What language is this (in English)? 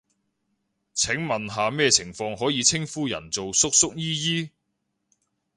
Cantonese